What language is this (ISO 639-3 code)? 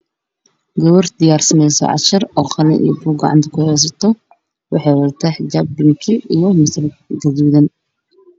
som